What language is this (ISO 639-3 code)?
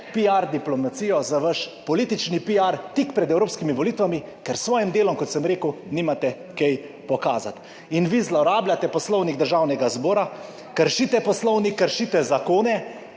slv